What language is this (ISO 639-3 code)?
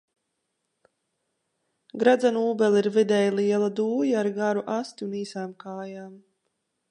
lav